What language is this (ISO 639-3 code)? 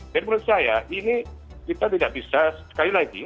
ind